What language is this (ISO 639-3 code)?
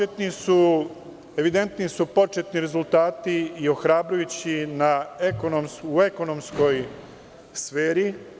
srp